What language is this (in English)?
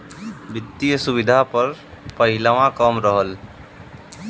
Bhojpuri